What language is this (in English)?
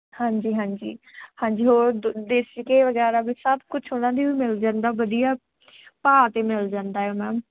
Punjabi